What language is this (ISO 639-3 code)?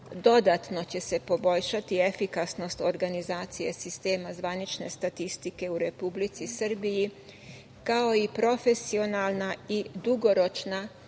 srp